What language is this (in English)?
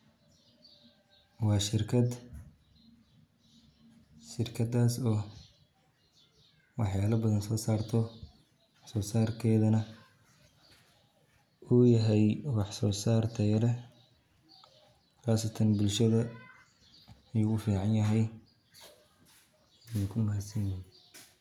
Somali